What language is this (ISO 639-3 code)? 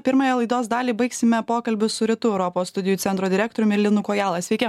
lit